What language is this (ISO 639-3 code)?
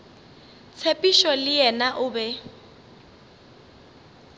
nso